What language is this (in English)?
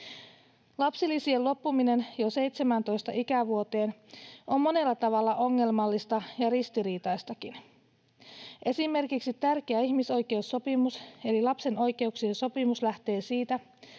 Finnish